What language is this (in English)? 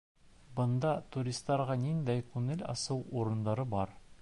Bashkir